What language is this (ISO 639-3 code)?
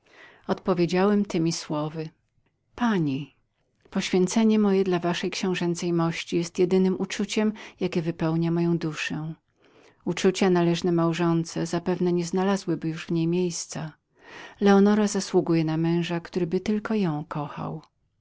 pol